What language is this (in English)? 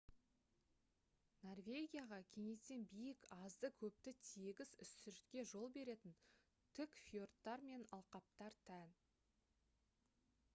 Kazakh